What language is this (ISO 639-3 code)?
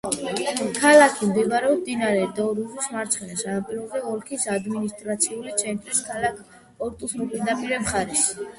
kat